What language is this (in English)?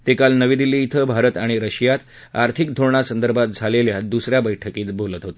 Marathi